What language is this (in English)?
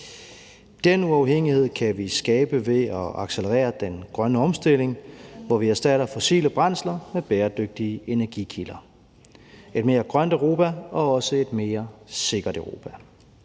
Danish